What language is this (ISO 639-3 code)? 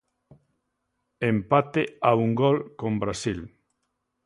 glg